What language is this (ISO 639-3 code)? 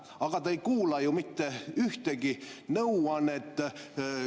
est